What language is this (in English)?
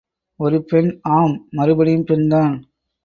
Tamil